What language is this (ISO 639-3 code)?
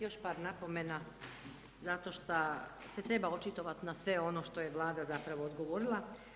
hrv